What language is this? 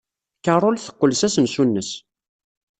Kabyle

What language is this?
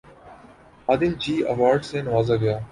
Urdu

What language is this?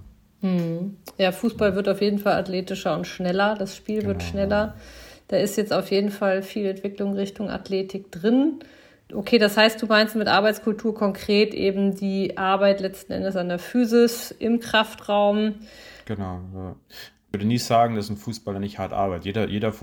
German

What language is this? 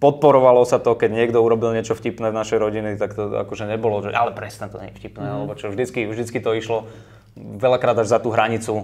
Slovak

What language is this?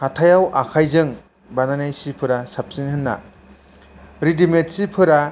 Bodo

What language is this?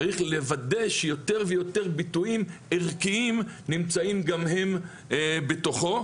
Hebrew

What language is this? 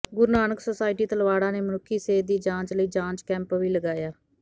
Punjabi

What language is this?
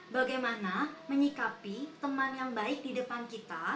Indonesian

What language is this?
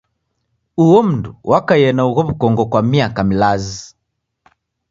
Taita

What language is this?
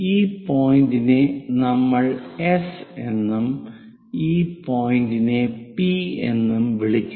Malayalam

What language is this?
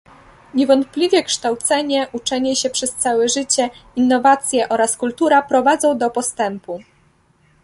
Polish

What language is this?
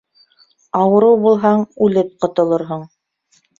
Bashkir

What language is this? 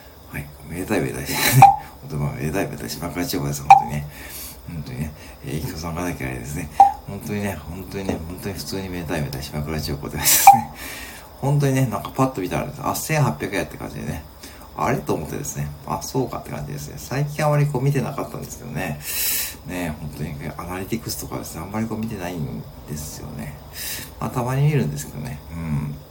Japanese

